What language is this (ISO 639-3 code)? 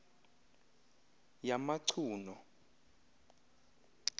xho